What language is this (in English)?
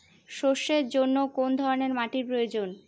Bangla